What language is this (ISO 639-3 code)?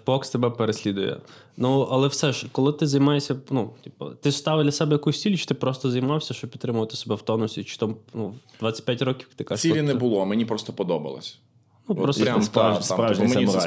ukr